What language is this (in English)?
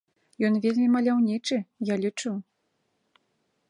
Belarusian